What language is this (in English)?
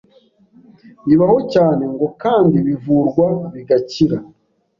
Kinyarwanda